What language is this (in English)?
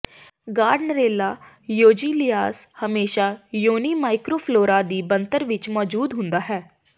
Punjabi